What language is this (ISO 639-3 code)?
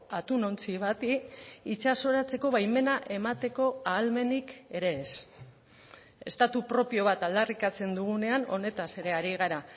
eus